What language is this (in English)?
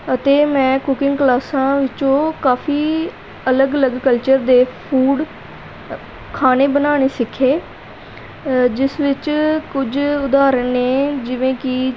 Punjabi